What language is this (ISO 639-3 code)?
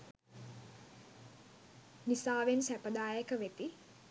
sin